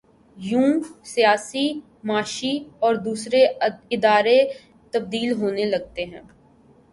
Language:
Urdu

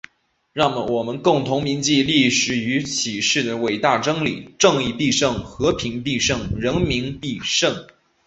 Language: Chinese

